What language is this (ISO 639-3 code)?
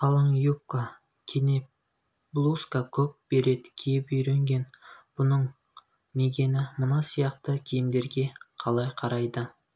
kaz